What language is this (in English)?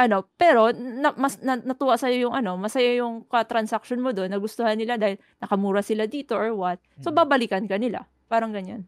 Filipino